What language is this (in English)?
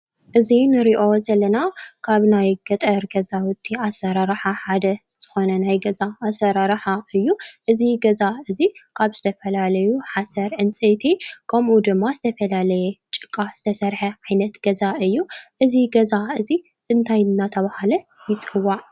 Tigrinya